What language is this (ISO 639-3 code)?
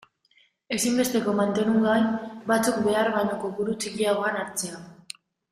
eus